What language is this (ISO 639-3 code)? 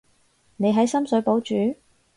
yue